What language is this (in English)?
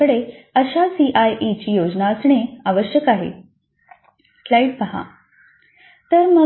Marathi